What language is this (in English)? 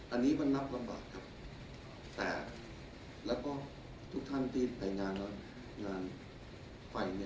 Thai